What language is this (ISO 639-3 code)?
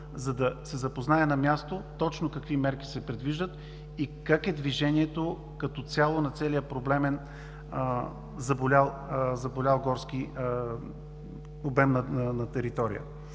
bul